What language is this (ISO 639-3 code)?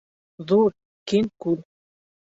bak